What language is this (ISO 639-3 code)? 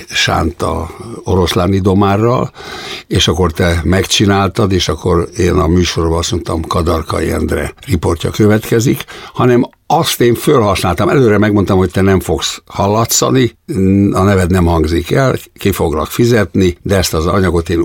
hun